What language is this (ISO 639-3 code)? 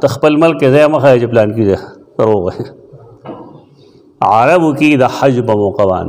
ara